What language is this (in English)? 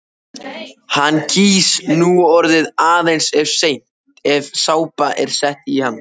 Icelandic